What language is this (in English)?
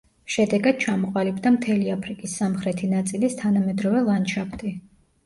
Georgian